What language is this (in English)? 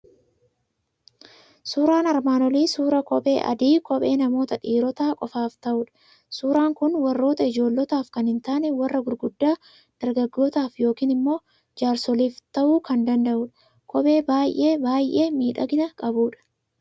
Oromo